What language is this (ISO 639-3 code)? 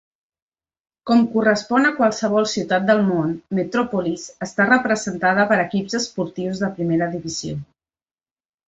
cat